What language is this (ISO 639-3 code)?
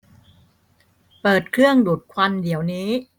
tha